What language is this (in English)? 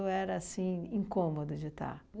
Portuguese